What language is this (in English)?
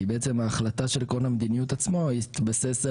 Hebrew